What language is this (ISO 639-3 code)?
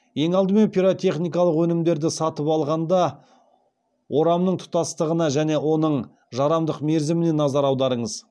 kaz